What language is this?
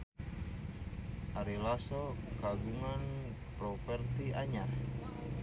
Sundanese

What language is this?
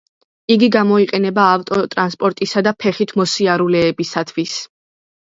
Georgian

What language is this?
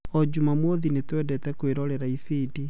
Kikuyu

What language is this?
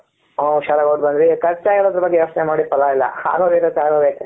Kannada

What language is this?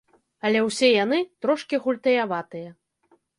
Belarusian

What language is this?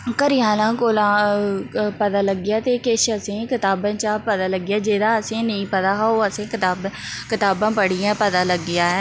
Dogri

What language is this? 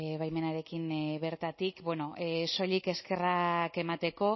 Basque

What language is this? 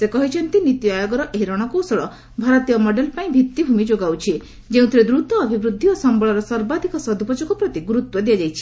Odia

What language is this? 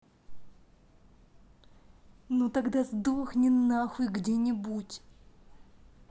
Russian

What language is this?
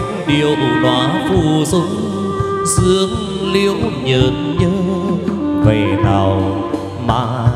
Vietnamese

